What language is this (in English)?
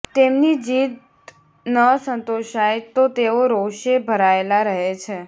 Gujarati